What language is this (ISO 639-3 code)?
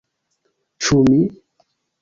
epo